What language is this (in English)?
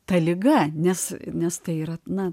Lithuanian